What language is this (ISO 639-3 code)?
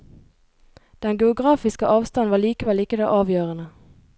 nor